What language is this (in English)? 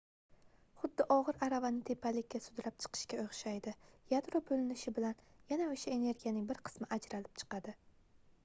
Uzbek